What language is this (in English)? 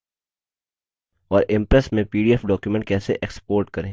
Hindi